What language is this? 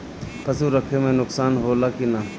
Bhojpuri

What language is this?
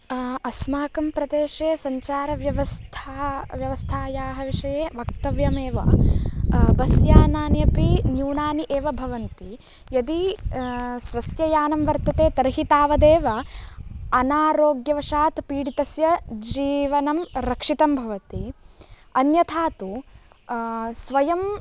Sanskrit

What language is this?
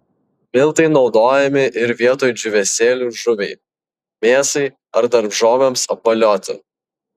Lithuanian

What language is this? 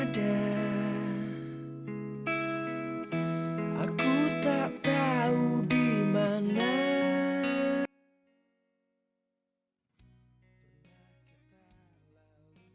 Indonesian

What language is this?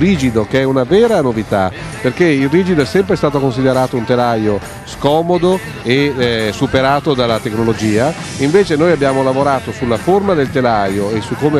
Italian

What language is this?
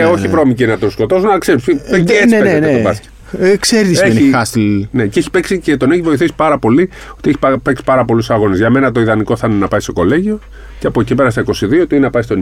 Greek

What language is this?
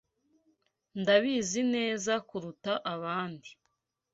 Kinyarwanda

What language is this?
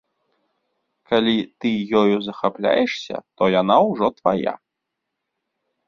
Belarusian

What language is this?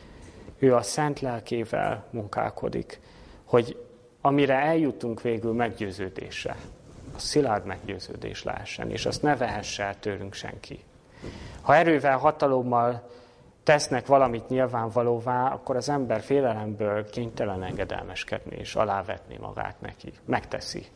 Hungarian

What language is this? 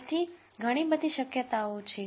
Gujarati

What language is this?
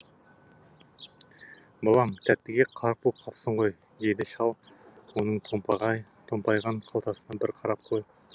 Kazakh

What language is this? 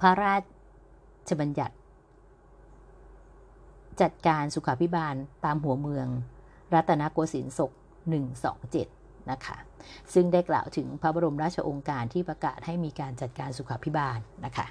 Thai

